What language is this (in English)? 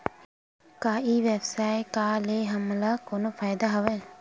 Chhattisgarhi